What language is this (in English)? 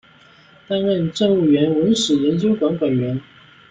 Chinese